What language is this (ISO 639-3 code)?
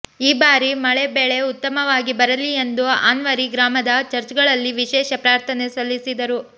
kan